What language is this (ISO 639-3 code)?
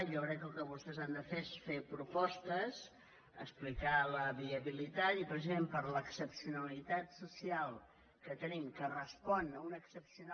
cat